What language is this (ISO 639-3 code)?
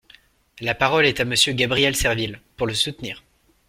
fra